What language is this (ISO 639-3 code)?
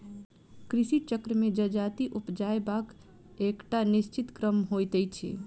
mai